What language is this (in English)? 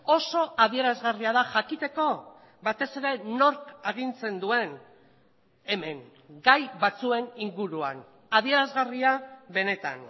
Basque